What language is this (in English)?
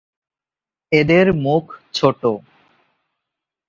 Bangla